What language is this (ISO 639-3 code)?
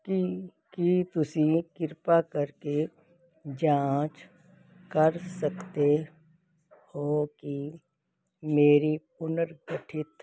pan